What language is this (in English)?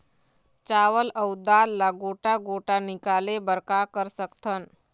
Chhattisgarhi